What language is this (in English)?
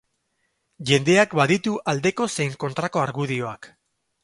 Basque